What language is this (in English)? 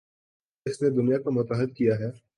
Urdu